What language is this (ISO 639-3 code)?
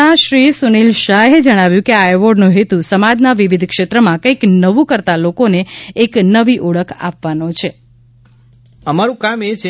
guj